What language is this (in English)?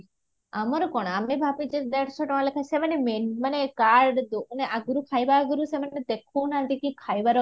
Odia